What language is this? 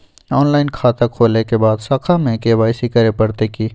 Maithili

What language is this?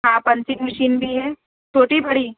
Urdu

